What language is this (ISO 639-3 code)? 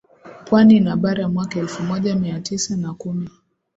swa